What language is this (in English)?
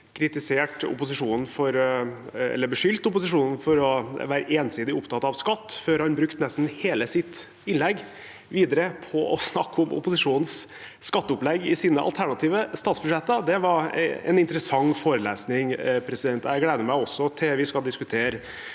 Norwegian